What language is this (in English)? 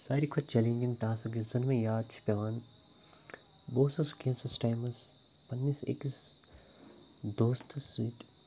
Kashmiri